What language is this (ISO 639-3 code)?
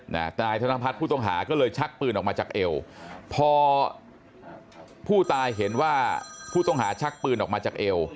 tha